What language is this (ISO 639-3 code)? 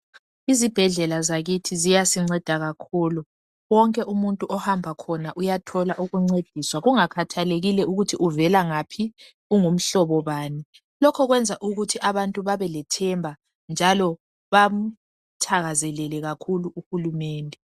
nde